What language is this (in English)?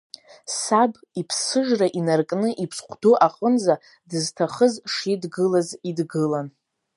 Abkhazian